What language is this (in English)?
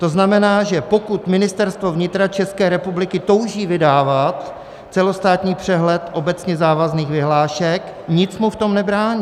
Czech